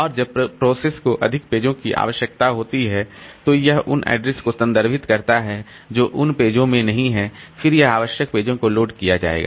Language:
Hindi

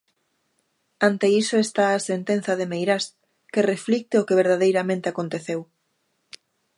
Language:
Galician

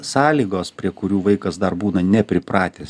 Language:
Lithuanian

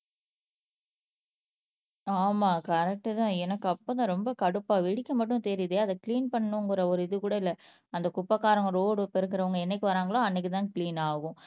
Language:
Tamil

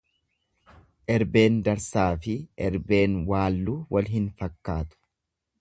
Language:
Oromo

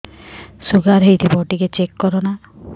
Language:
Odia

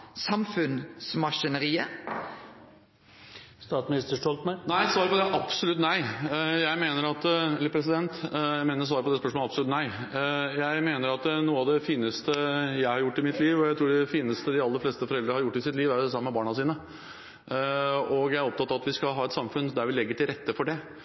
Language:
Norwegian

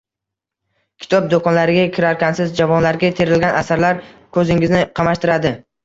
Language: Uzbek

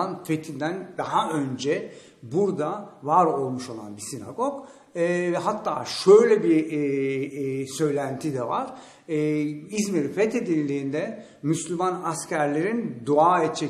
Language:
Turkish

